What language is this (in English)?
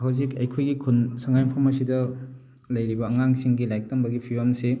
Manipuri